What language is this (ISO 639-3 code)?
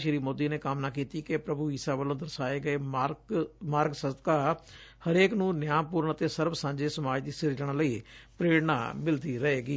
pan